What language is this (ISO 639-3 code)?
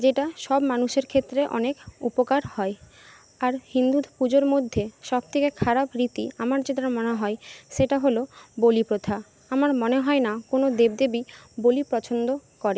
ben